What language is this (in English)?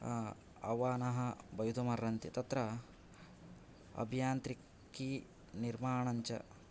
Sanskrit